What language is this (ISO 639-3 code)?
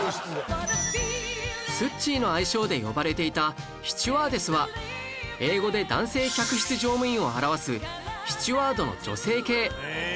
jpn